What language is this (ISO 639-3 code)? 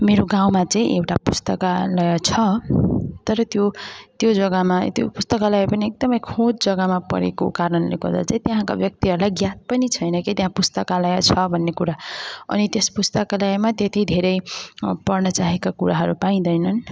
nep